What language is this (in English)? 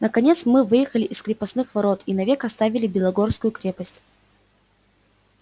Russian